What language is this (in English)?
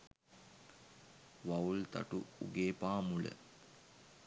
Sinhala